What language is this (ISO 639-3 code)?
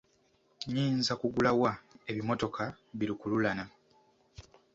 lug